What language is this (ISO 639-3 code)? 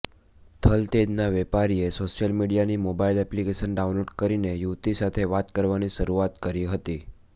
guj